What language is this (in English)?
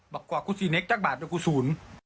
Thai